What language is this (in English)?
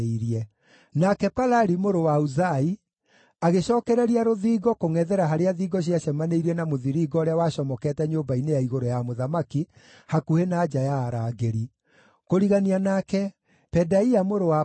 Kikuyu